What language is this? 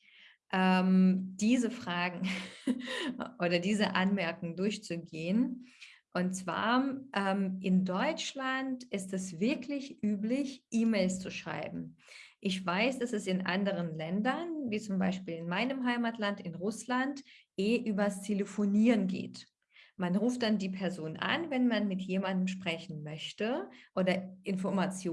German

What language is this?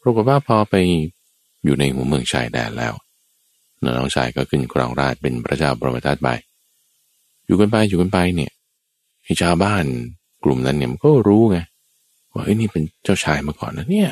Thai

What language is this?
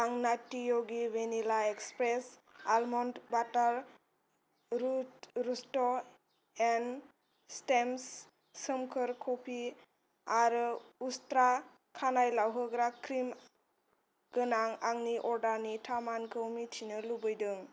Bodo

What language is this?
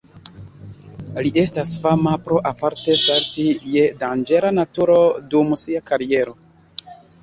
Esperanto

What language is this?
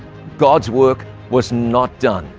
English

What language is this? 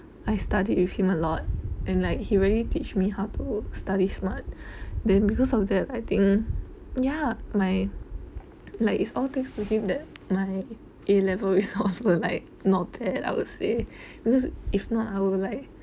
English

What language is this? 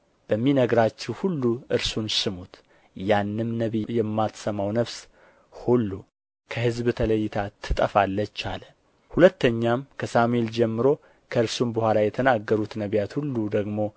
Amharic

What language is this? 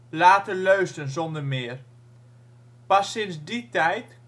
Dutch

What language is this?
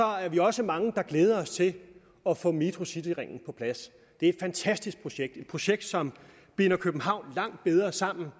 Danish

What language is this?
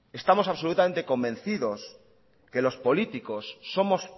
Spanish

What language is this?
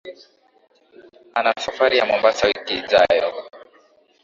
Swahili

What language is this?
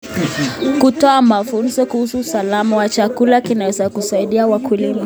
Kalenjin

